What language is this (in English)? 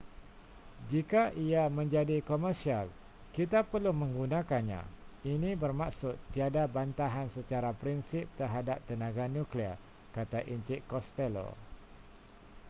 Malay